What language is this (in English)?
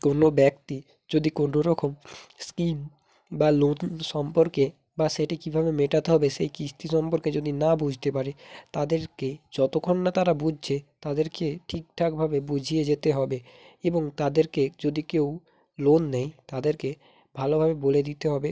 Bangla